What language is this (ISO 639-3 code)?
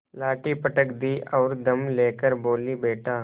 hin